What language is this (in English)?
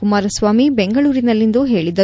Kannada